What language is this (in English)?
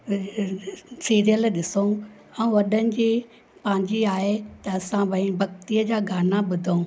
Sindhi